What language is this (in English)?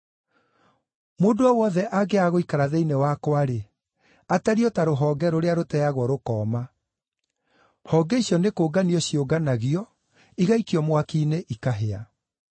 Kikuyu